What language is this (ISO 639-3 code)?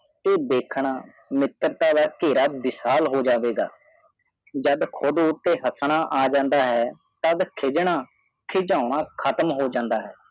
pan